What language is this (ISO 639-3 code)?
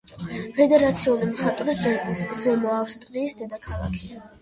kat